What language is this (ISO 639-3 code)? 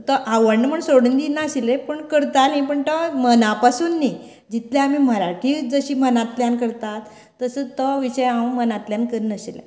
kok